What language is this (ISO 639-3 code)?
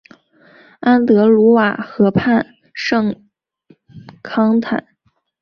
zho